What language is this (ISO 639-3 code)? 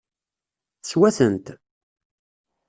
kab